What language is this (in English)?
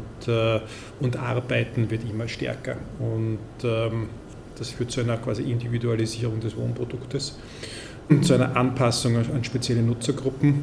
German